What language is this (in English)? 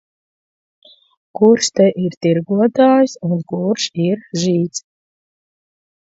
Latvian